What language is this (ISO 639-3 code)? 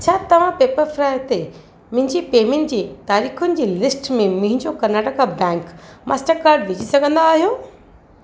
snd